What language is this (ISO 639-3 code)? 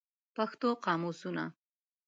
pus